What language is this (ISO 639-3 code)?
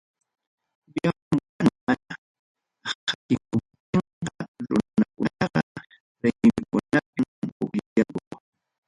quy